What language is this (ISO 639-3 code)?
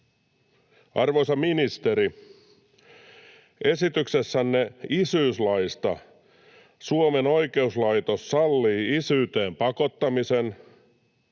fin